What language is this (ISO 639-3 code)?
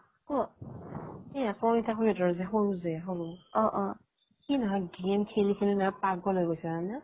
asm